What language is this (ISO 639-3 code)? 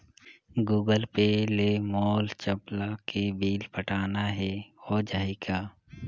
hne